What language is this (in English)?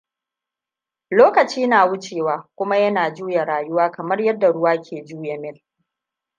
Hausa